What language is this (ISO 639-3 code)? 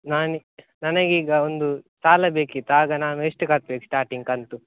kan